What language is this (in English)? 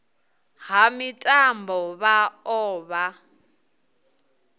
Venda